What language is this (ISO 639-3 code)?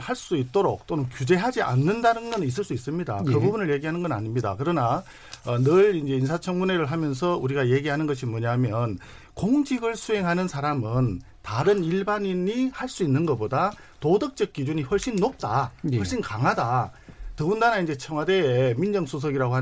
kor